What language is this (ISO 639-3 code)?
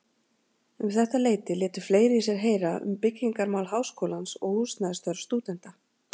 isl